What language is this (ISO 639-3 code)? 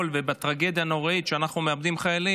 heb